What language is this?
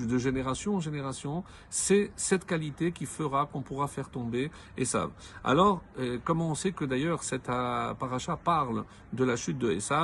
French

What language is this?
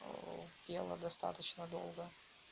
Russian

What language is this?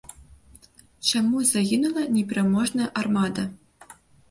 Belarusian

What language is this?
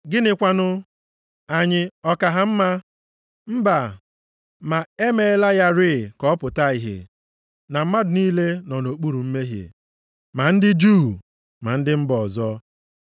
Igbo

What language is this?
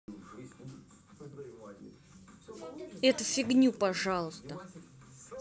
Russian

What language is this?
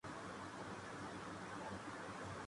Urdu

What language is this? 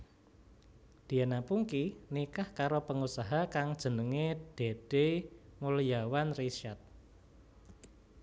Javanese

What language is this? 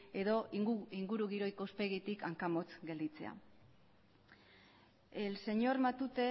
Basque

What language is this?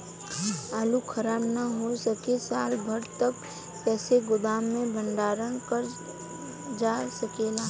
Bhojpuri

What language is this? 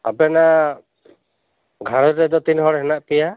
Santali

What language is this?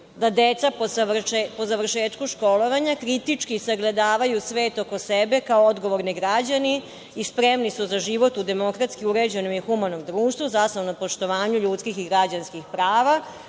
Serbian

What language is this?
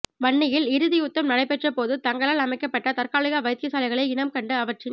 Tamil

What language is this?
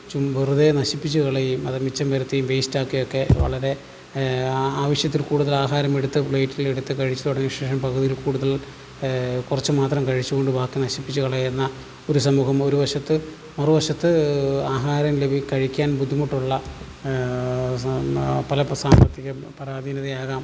Malayalam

